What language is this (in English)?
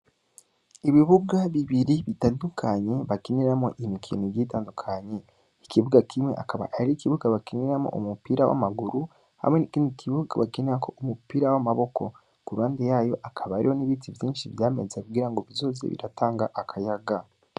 Rundi